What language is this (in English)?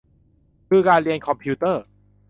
Thai